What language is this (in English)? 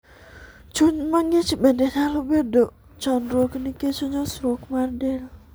Luo (Kenya and Tanzania)